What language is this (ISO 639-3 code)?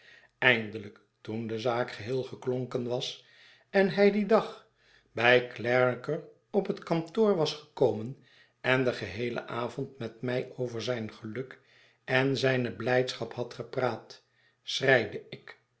nld